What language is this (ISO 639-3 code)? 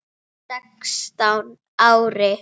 isl